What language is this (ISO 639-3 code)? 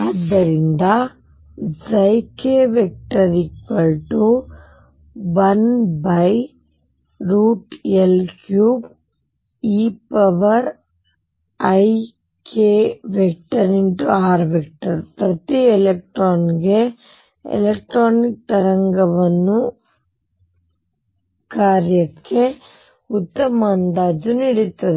kan